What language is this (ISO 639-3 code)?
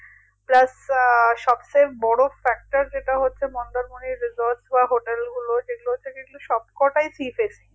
ben